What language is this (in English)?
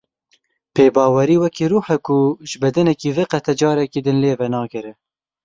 Kurdish